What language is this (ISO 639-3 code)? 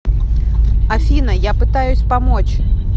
rus